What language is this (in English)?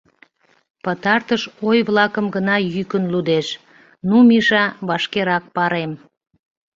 Mari